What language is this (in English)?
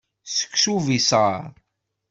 Kabyle